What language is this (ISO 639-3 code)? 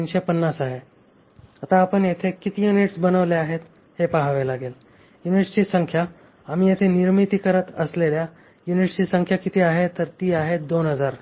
mar